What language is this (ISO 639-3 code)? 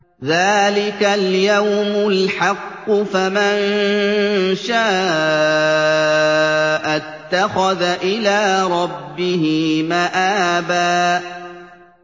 ara